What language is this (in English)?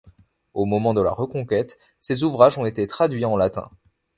French